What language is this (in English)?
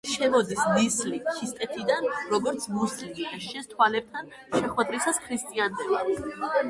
Georgian